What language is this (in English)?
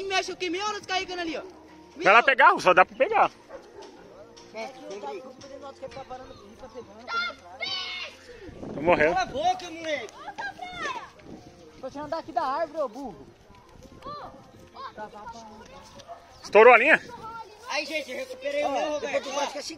Portuguese